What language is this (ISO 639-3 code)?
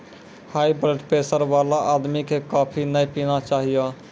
mai